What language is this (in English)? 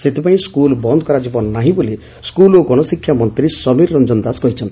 Odia